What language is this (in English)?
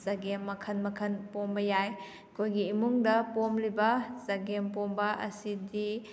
Manipuri